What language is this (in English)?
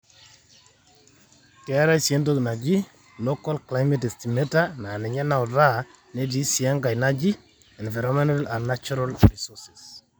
Masai